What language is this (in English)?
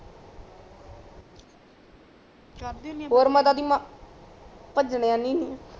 Punjabi